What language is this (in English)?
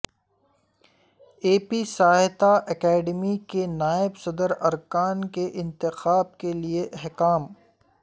Urdu